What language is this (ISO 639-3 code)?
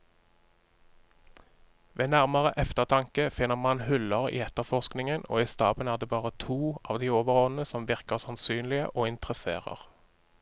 nor